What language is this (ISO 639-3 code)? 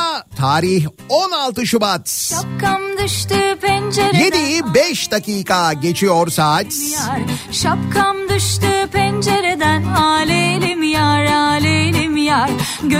tur